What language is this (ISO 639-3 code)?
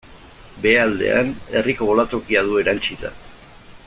eus